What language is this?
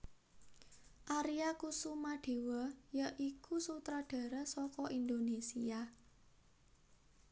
Javanese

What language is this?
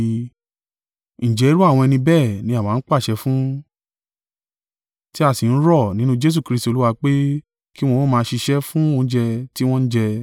Yoruba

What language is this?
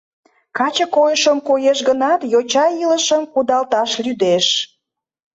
Mari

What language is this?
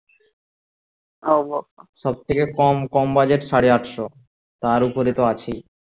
Bangla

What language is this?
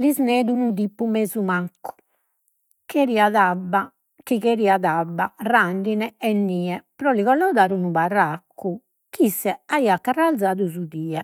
Sardinian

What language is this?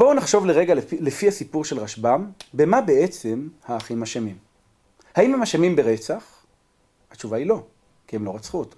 Hebrew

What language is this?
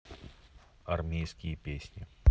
Russian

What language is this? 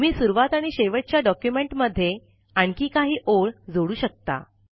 Marathi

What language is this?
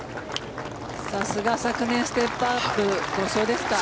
Japanese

